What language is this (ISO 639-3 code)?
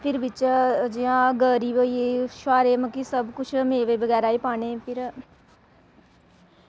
doi